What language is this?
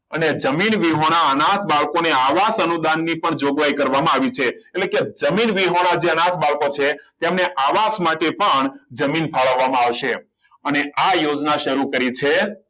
Gujarati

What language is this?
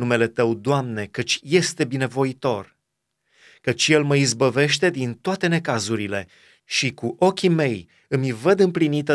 Romanian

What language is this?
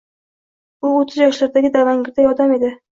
Uzbek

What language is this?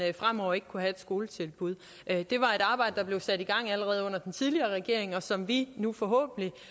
Danish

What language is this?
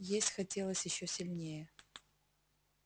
Russian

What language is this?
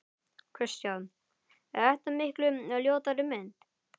Icelandic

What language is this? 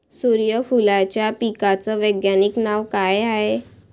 Marathi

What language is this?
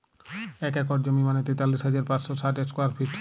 Bangla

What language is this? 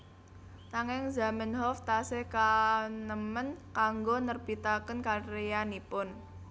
Javanese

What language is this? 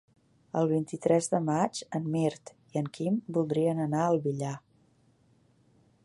Catalan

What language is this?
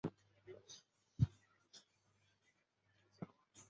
Chinese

